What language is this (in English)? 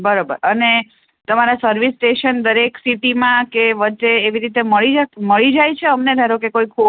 Gujarati